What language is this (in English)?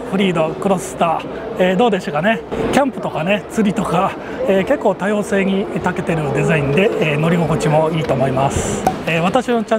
Japanese